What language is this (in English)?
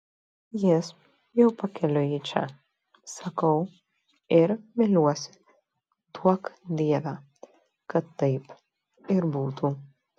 Lithuanian